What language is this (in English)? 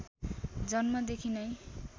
Nepali